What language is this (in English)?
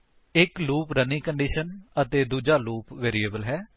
Punjabi